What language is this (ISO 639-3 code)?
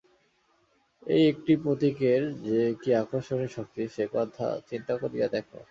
ben